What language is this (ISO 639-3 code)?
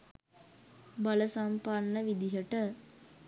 sin